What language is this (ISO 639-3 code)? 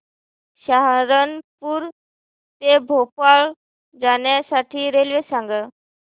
mar